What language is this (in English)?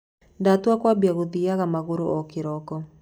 Kikuyu